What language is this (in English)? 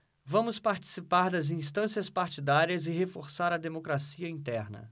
Portuguese